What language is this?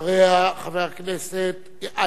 Hebrew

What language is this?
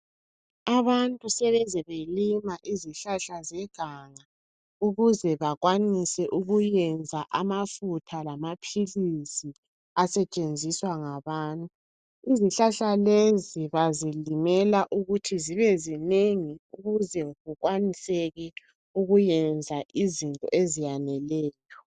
North Ndebele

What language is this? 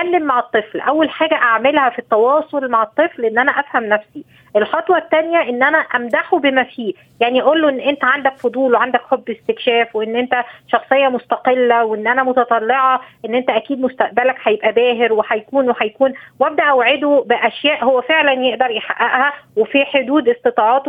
Arabic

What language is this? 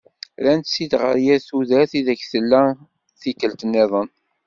Kabyle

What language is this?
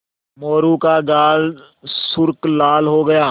Hindi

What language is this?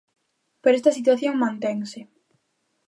Galician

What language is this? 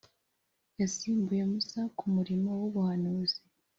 Kinyarwanda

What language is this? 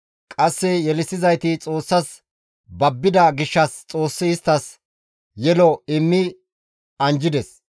Gamo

